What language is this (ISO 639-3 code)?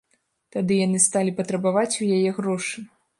bel